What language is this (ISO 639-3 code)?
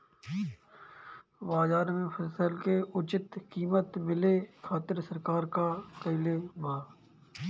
bho